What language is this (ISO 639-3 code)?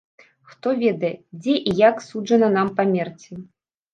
bel